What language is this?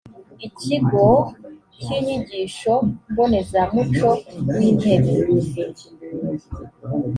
Kinyarwanda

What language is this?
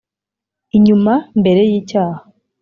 Kinyarwanda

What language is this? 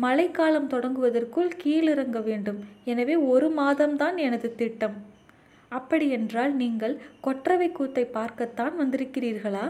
Tamil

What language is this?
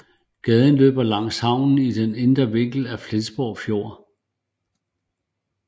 Danish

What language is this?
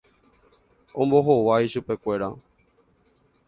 Guarani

